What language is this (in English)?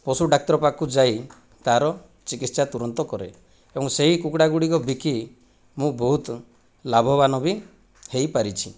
Odia